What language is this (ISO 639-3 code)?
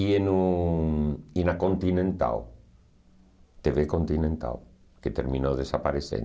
por